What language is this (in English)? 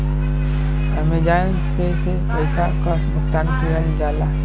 Bhojpuri